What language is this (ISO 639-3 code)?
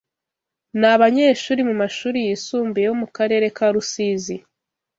kin